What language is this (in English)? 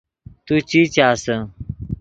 Yidgha